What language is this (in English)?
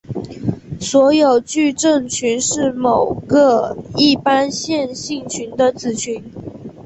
Chinese